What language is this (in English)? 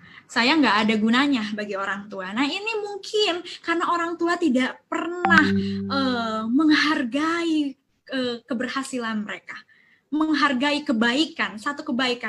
Indonesian